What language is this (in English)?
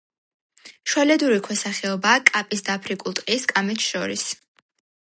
Georgian